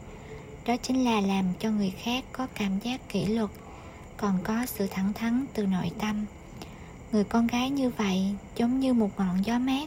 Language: Vietnamese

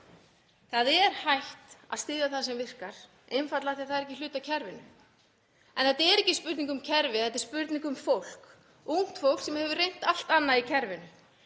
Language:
Icelandic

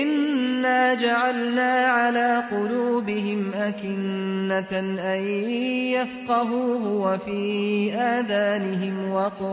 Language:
Arabic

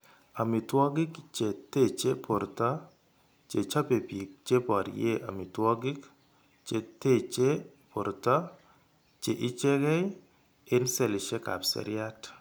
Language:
Kalenjin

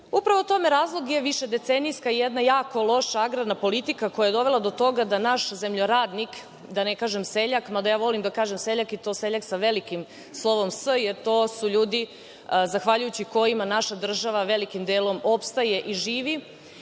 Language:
Serbian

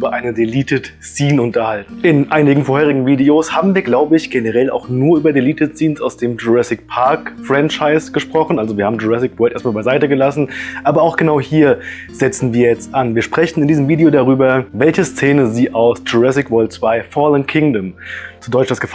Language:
German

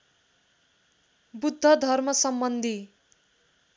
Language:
Nepali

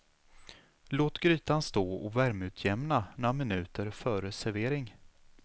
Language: Swedish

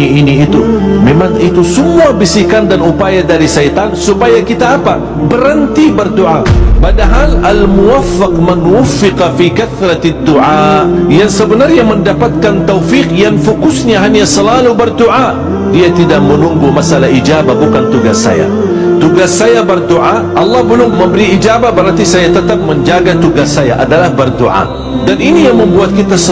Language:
Malay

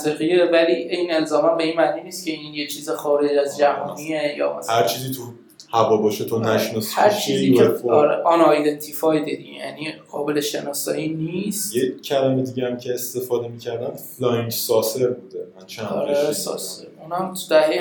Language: Persian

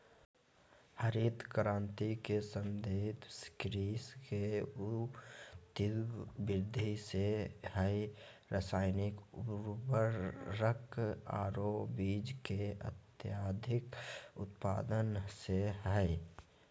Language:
Magahi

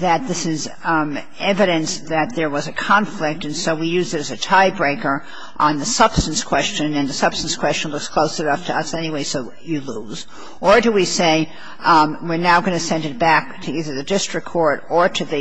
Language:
English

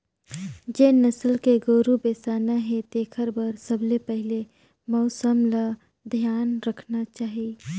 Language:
Chhattisgarhi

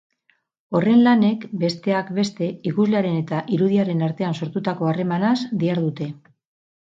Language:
Basque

